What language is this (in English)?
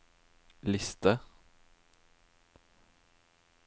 Norwegian